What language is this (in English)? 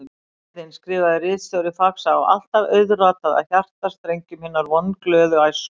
Icelandic